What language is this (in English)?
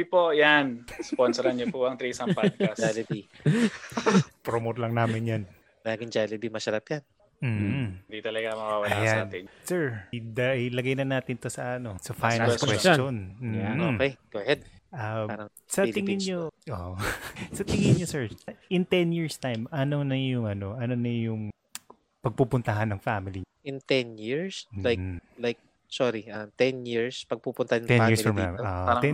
Filipino